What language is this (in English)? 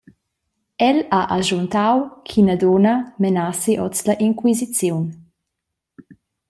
Romansh